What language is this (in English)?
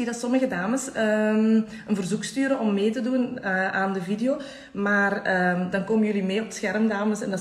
Dutch